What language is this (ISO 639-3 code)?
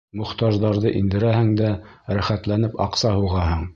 bak